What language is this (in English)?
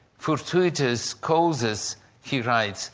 English